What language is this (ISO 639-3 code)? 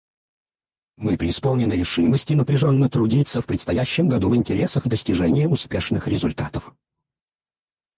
rus